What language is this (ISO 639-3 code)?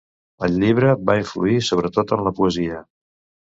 cat